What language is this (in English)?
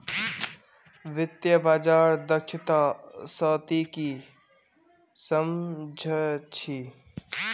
Magahi